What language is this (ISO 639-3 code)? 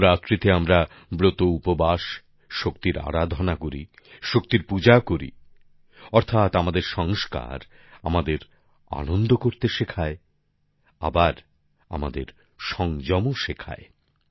ben